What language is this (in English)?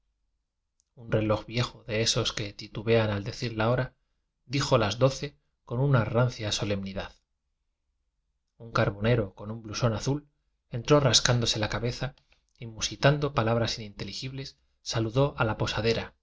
Spanish